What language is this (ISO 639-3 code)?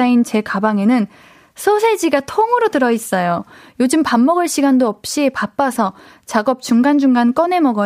kor